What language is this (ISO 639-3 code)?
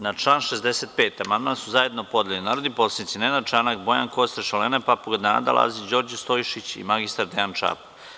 srp